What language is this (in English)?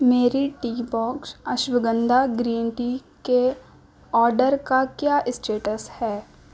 Urdu